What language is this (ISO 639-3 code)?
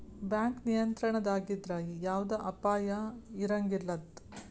kan